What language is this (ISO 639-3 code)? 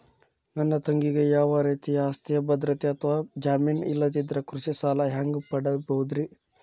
kan